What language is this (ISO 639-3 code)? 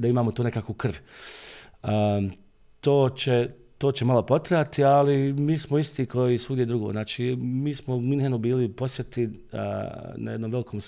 hrv